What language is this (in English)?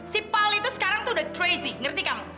Indonesian